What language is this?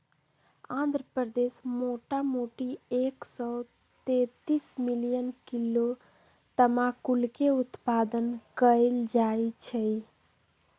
Magahi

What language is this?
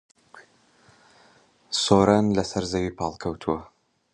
Central Kurdish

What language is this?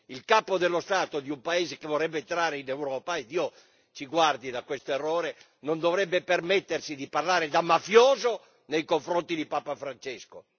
Italian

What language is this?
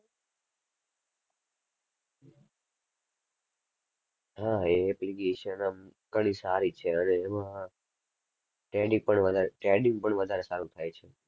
Gujarati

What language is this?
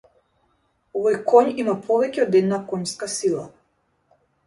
Macedonian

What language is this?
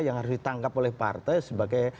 Indonesian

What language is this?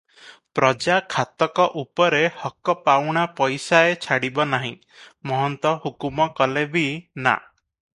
Odia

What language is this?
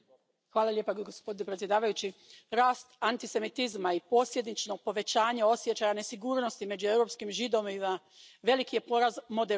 Croatian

